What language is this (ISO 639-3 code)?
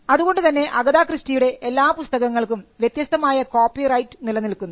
mal